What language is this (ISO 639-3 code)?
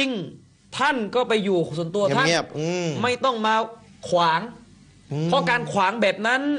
tha